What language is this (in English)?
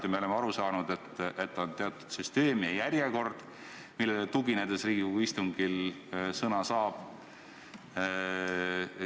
Estonian